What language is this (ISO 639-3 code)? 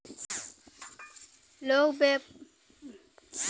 bho